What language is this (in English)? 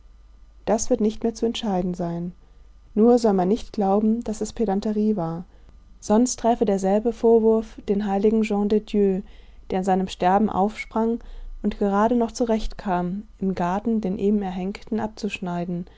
German